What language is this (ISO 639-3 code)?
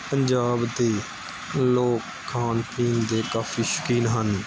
pan